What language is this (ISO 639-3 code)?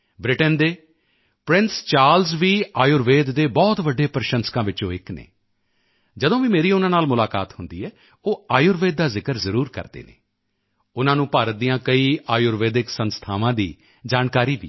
pan